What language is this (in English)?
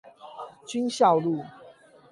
Chinese